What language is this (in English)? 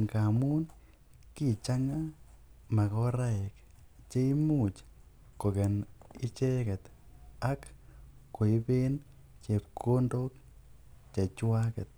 Kalenjin